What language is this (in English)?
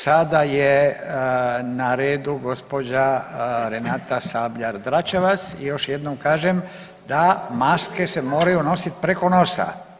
Croatian